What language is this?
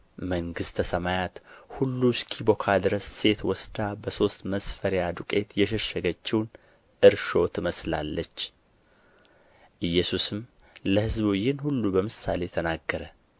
Amharic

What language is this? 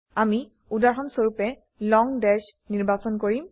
Assamese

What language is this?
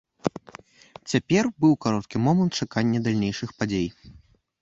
Belarusian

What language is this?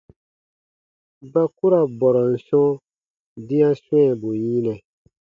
Baatonum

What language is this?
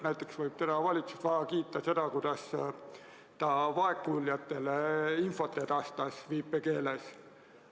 Estonian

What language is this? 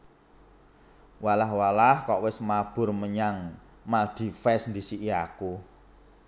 Javanese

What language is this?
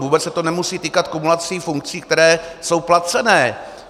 Czech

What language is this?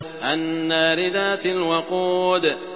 Arabic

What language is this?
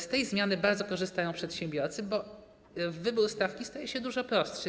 Polish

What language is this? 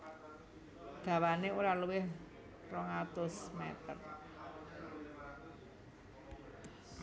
Javanese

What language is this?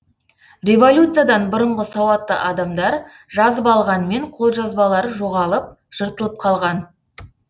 Kazakh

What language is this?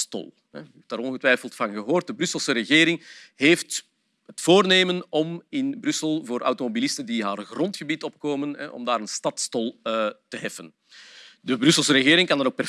Dutch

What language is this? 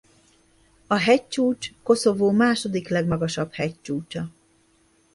Hungarian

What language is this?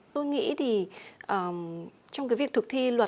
Vietnamese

